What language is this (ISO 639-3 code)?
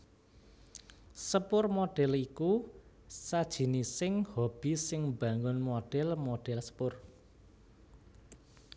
jav